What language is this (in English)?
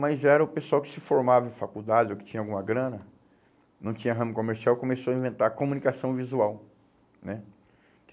Portuguese